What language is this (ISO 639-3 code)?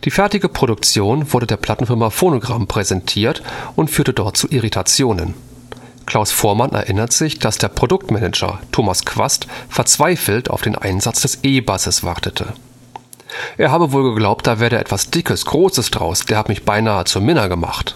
deu